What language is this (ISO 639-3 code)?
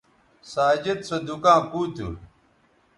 btv